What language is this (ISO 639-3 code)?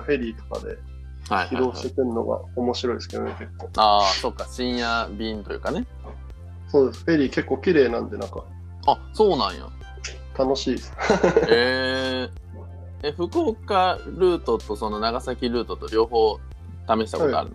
jpn